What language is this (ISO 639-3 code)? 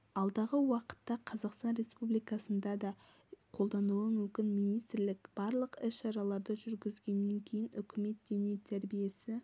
kaz